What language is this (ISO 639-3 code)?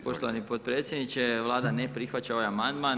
hrv